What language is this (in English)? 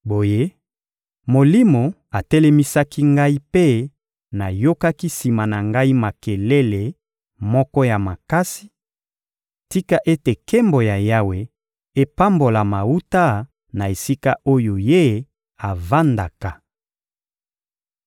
Lingala